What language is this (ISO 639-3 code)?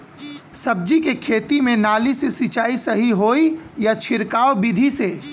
bho